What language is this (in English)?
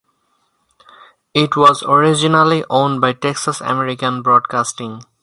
English